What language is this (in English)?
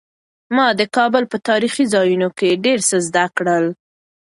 Pashto